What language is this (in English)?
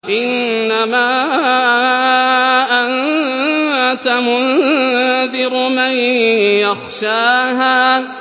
Arabic